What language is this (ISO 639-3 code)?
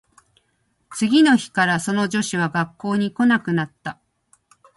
jpn